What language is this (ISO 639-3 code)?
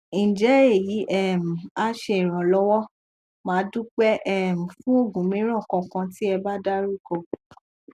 yor